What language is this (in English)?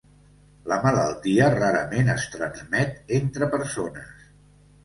Catalan